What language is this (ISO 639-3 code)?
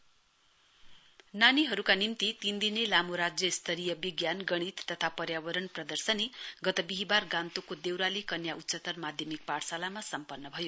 nep